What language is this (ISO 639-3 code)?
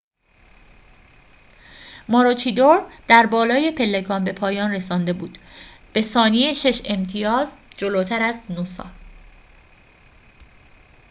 fas